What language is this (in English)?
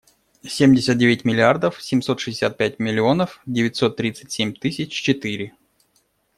Russian